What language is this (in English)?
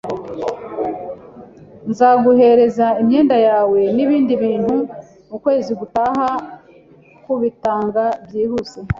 Kinyarwanda